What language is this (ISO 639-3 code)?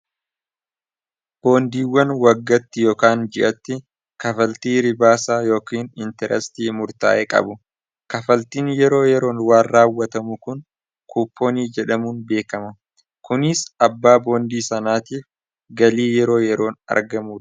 orm